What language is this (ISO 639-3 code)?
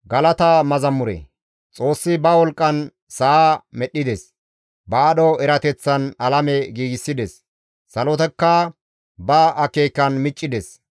gmv